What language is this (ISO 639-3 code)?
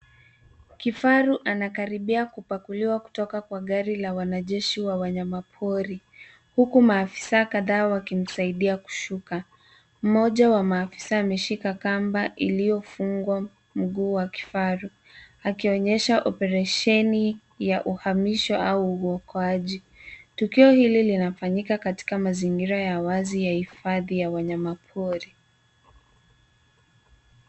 swa